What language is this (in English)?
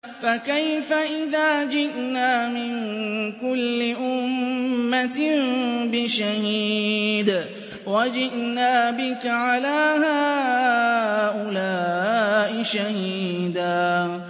Arabic